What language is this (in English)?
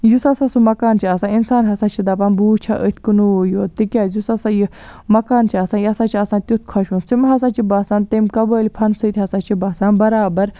Kashmiri